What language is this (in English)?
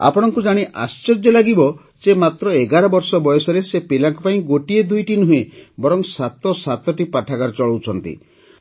Odia